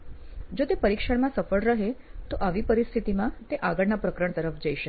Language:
Gujarati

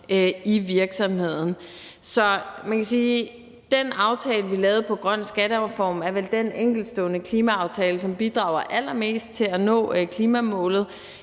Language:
Danish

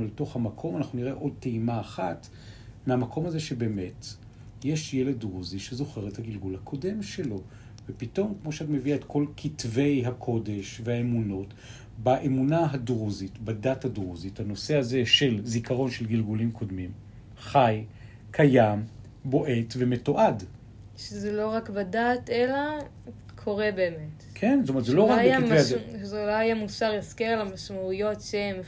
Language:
Hebrew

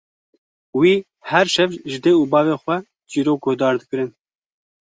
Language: Kurdish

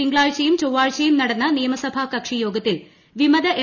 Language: Malayalam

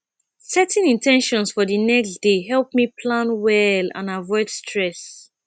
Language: Nigerian Pidgin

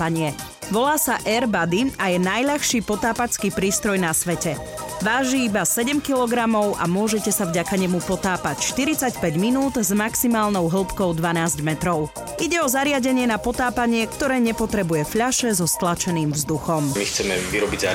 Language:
Slovak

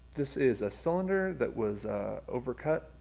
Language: English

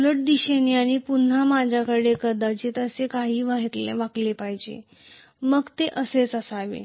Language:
Marathi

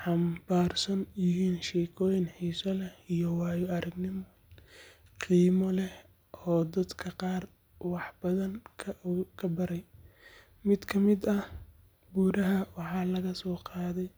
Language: Somali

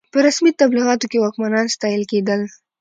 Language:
Pashto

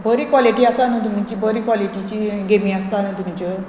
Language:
Konkani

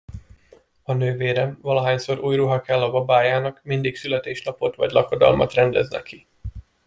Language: Hungarian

